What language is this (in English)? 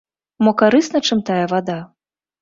Belarusian